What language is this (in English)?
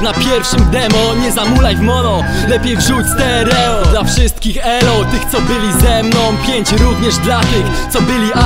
Polish